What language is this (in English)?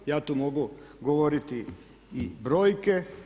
Croatian